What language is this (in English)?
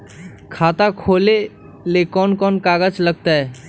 Magahi